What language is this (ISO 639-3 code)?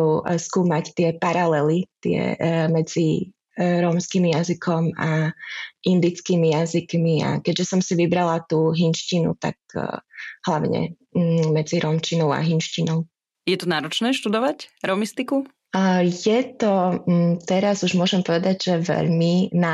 slk